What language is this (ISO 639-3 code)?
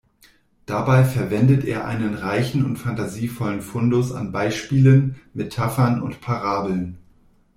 deu